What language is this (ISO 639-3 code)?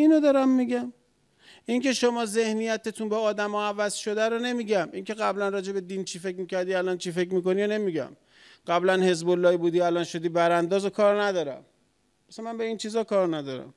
fas